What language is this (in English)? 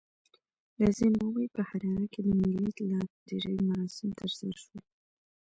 Pashto